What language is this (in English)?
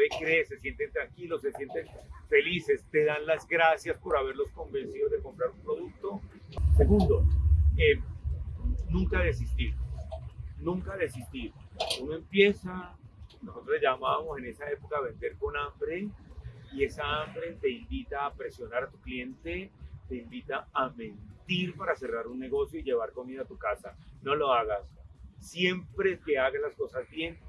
Spanish